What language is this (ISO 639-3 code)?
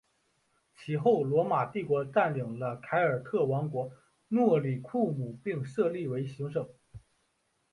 zho